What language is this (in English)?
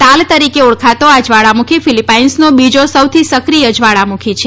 Gujarati